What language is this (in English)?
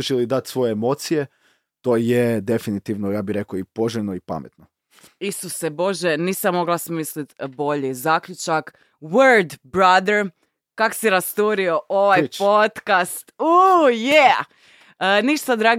Croatian